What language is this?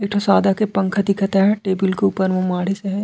Chhattisgarhi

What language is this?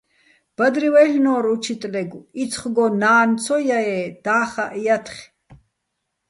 Bats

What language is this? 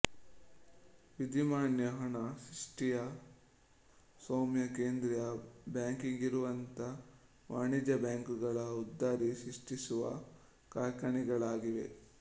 Kannada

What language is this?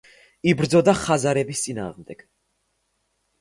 Georgian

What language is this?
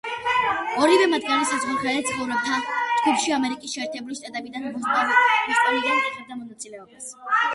Georgian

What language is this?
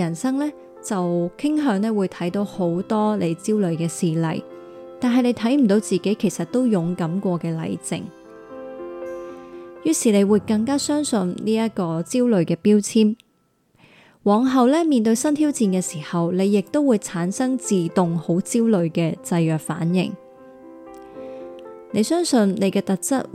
Chinese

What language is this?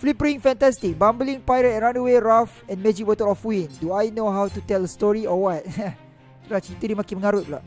Malay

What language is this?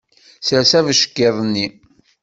Kabyle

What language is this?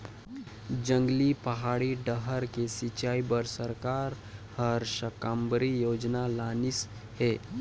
Chhattisgarhi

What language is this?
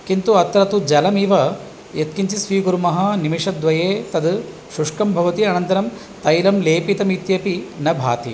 Sanskrit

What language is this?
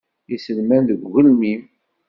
Kabyle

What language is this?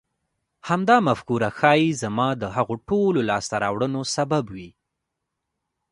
Pashto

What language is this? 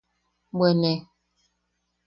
Yaqui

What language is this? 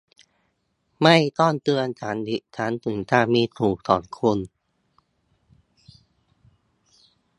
Thai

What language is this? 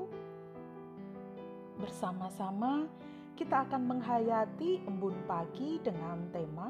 Indonesian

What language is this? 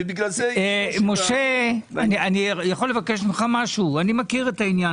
Hebrew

